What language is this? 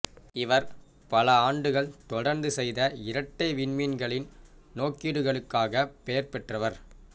Tamil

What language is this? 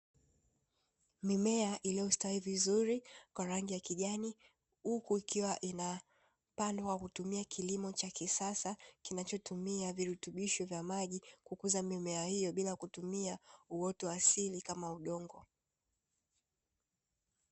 Swahili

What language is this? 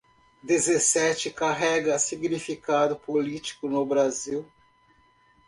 Portuguese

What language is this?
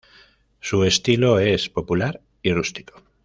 Spanish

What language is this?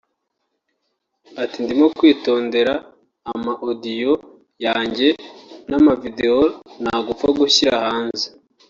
Kinyarwanda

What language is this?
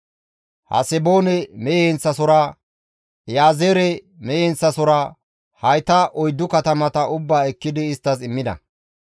Gamo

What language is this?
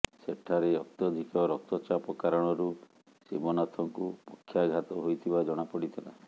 Odia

